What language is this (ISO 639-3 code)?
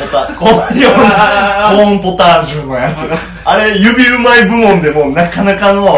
jpn